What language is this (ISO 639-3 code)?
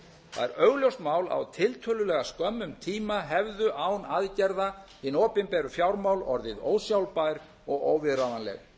isl